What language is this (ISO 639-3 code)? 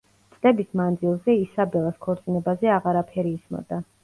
kat